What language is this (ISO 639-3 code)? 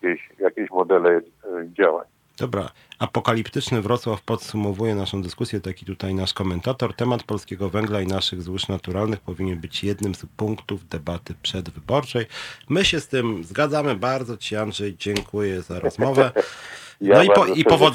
pol